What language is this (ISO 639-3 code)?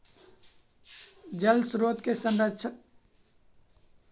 mag